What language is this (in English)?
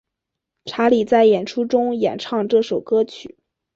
Chinese